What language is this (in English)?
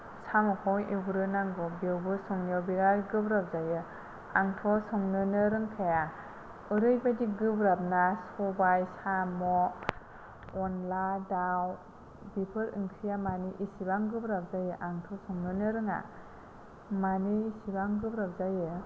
Bodo